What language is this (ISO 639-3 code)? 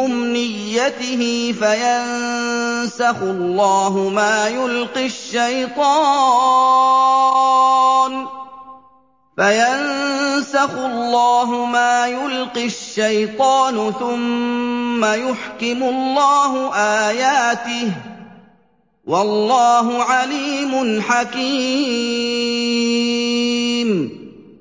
ara